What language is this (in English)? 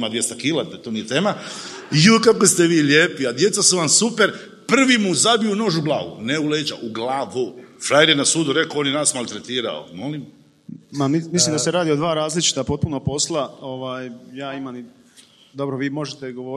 Croatian